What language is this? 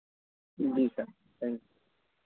Hindi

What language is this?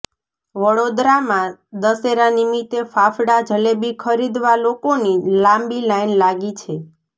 Gujarati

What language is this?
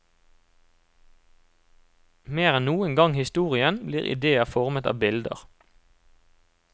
Norwegian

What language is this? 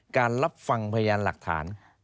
Thai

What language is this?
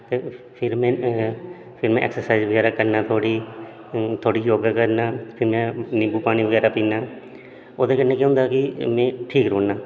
Dogri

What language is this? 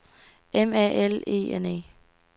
Danish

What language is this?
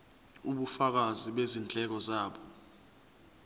Zulu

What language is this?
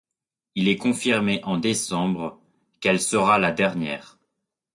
French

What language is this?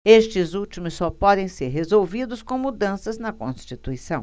Portuguese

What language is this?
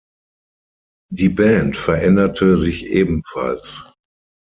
German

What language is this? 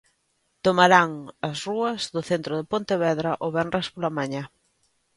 Galician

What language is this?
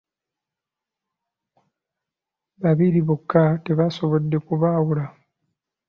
Ganda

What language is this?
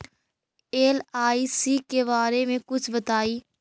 Magahi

